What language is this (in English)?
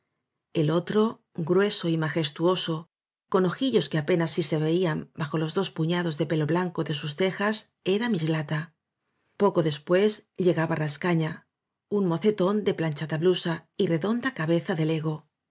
Spanish